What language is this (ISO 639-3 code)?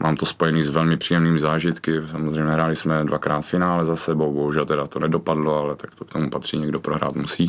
ces